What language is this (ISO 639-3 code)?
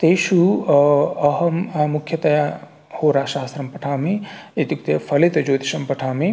san